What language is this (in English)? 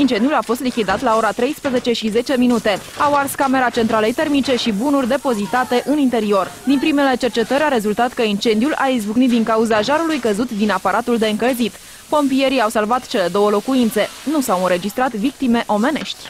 Romanian